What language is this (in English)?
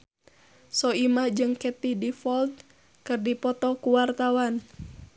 Sundanese